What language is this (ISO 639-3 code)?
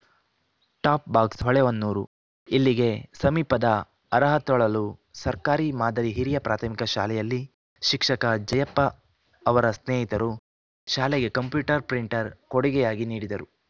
kan